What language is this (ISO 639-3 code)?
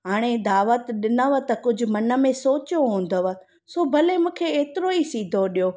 snd